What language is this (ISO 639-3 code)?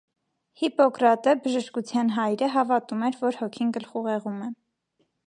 hye